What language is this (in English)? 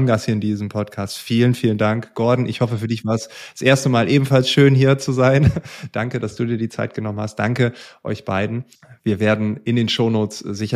German